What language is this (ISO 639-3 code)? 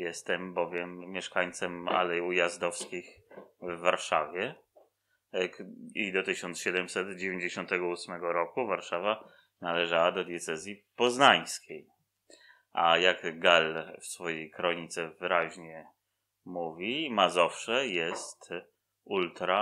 pol